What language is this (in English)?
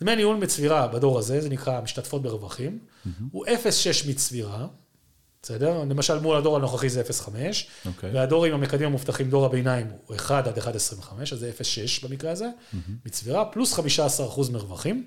Hebrew